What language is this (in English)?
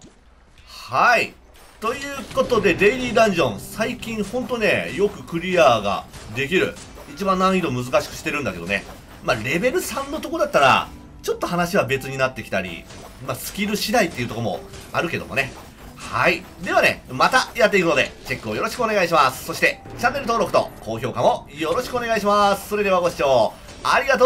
Japanese